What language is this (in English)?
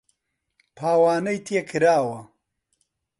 Central Kurdish